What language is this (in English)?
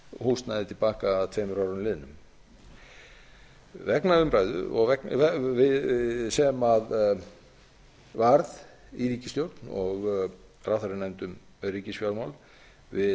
Icelandic